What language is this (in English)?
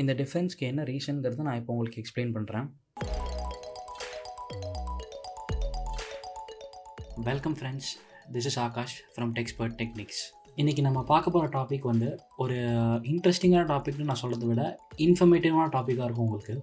Tamil